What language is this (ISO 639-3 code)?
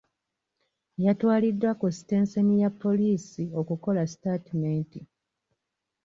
lug